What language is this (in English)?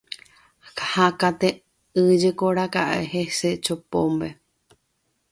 Guarani